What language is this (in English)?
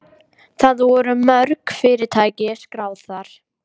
Icelandic